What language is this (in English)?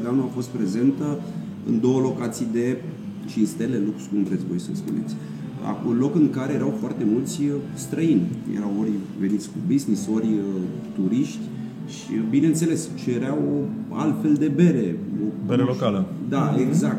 Romanian